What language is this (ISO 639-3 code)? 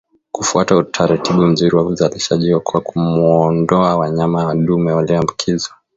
swa